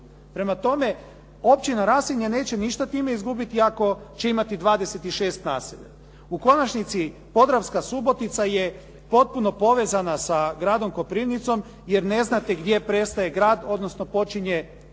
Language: Croatian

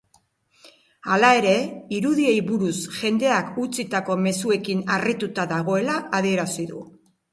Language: Basque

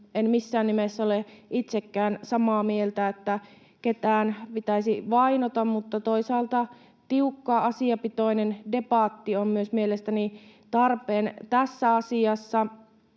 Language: Finnish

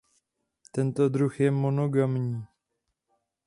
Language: Czech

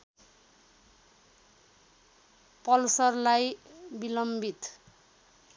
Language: Nepali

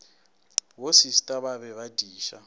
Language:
Northern Sotho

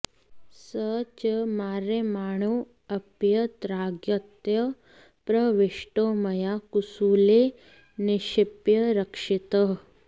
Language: Sanskrit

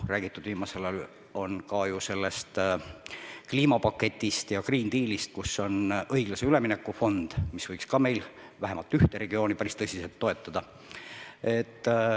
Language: Estonian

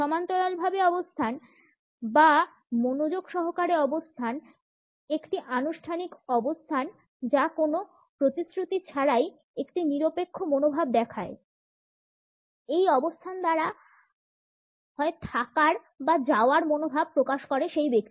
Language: Bangla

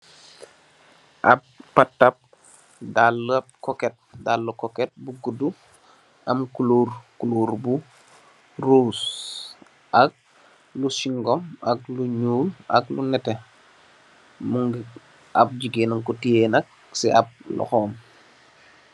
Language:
Wolof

